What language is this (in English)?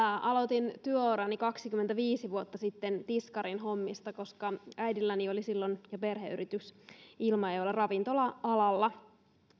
Finnish